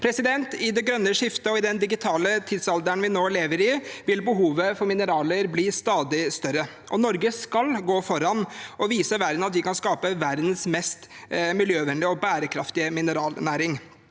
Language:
Norwegian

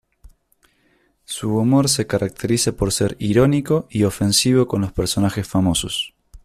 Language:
Spanish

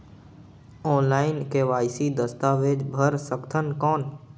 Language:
Chhattisgarhi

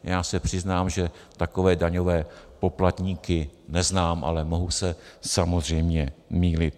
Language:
Czech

